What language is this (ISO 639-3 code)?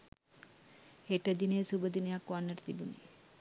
sin